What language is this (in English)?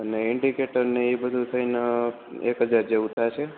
Gujarati